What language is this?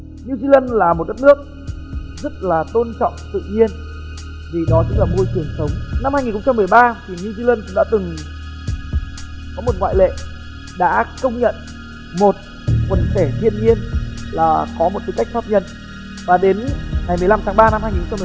Vietnamese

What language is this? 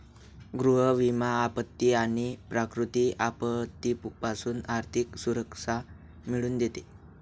Marathi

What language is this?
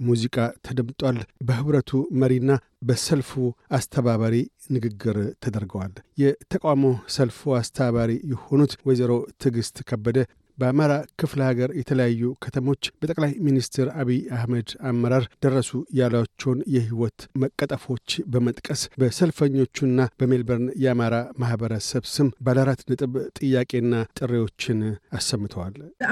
Amharic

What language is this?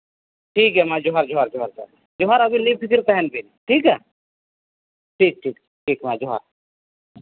Santali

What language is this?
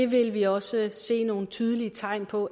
Danish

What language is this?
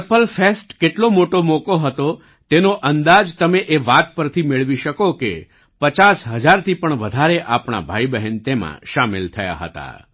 Gujarati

